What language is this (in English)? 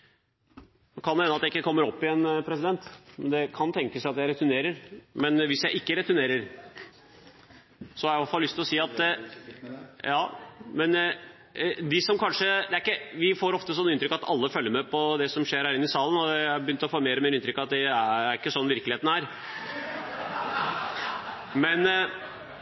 Norwegian